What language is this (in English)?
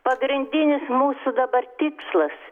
Lithuanian